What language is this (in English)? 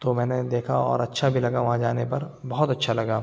Urdu